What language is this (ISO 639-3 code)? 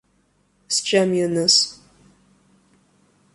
abk